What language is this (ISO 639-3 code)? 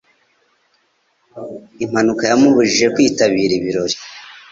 kin